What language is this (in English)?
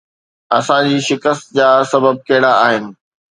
Sindhi